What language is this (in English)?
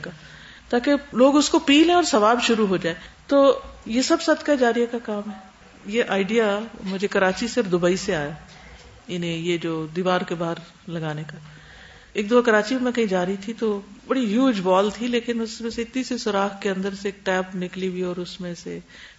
Urdu